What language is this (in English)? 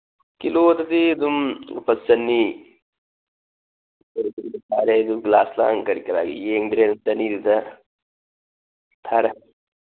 Manipuri